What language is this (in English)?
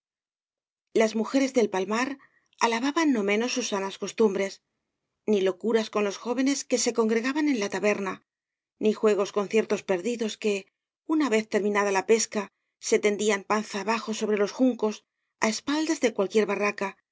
Spanish